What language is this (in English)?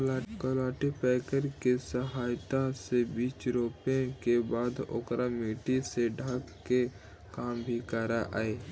Magahi